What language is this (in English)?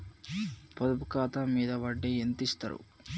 Telugu